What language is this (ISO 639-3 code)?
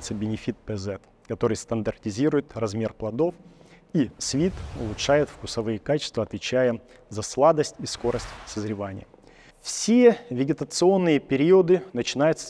rus